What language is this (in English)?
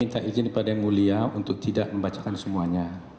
Indonesian